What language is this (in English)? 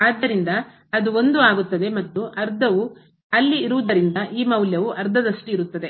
Kannada